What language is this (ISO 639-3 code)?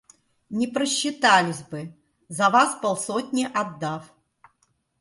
rus